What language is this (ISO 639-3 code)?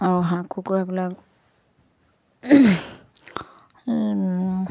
asm